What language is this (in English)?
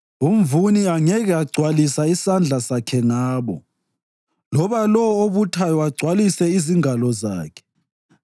North Ndebele